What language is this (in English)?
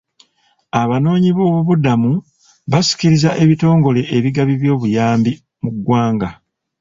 Ganda